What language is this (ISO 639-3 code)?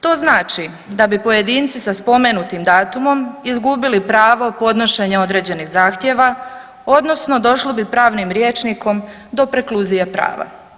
hrv